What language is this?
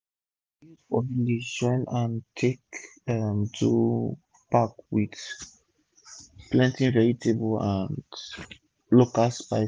Nigerian Pidgin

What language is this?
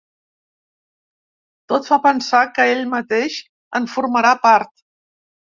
Catalan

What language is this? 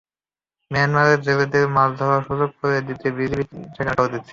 Bangla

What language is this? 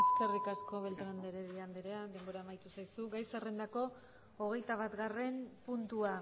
Basque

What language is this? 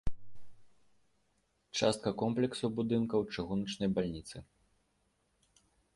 Belarusian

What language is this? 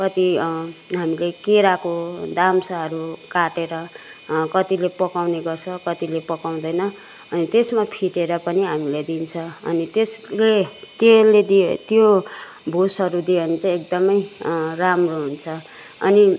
Nepali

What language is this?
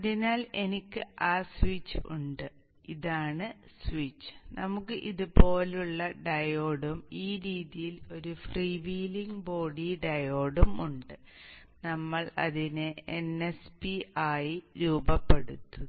Malayalam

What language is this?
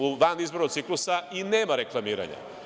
Serbian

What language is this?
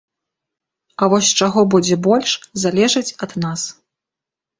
Belarusian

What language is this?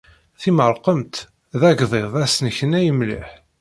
Kabyle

